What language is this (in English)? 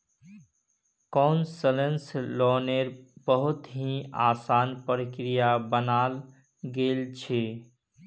Magahi